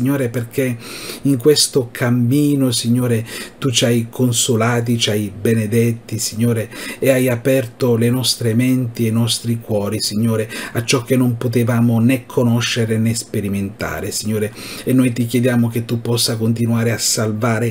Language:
Italian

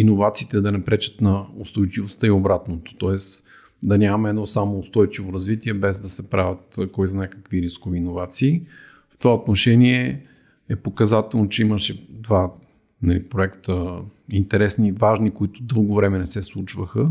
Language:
Bulgarian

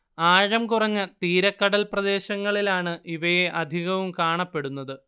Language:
Malayalam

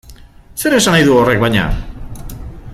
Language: Basque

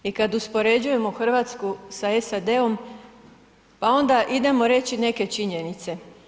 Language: Croatian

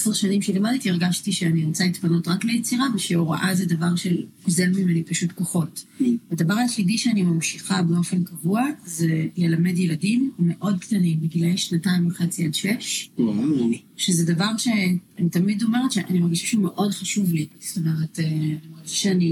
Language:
Hebrew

